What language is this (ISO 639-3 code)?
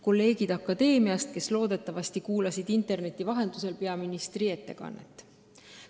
est